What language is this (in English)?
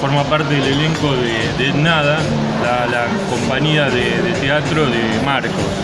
Spanish